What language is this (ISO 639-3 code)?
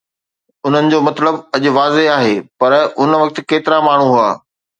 snd